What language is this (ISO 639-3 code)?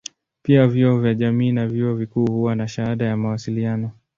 swa